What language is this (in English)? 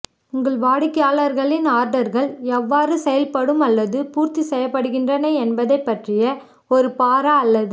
Tamil